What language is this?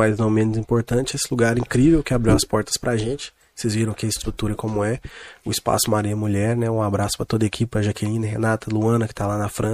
Portuguese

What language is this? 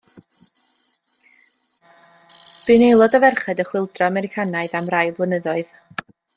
Welsh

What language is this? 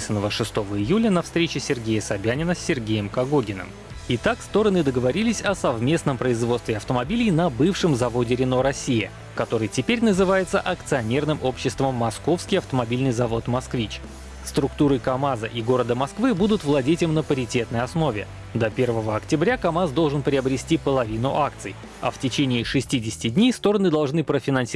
Russian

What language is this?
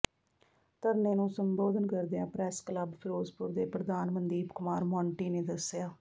Punjabi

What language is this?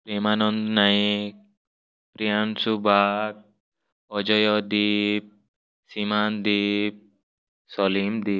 Odia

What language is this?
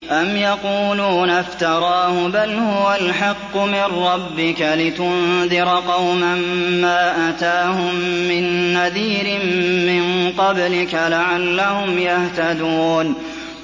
Arabic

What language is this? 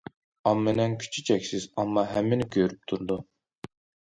Uyghur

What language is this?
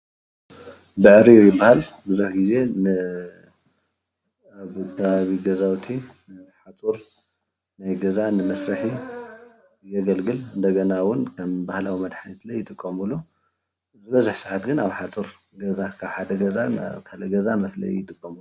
Tigrinya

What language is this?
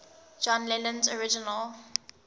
English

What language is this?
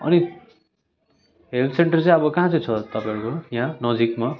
Nepali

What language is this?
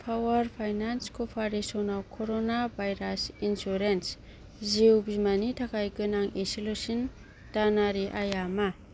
Bodo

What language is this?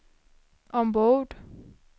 Swedish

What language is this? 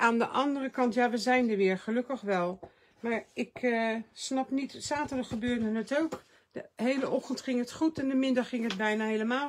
Dutch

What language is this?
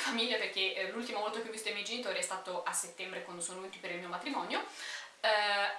Italian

